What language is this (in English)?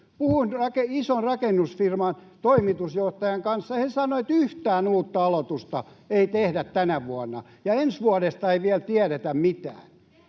Finnish